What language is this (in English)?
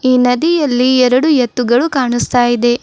Kannada